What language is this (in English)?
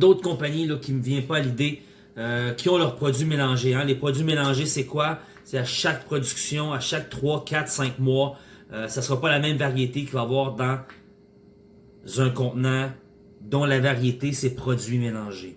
French